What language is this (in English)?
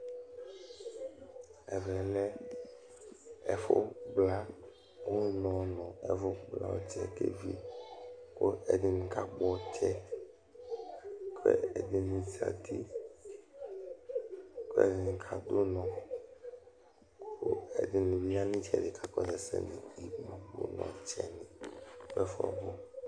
Ikposo